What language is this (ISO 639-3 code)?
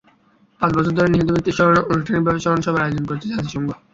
ben